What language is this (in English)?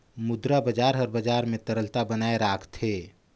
Chhattisgarhi